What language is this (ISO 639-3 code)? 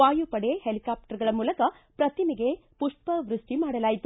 kan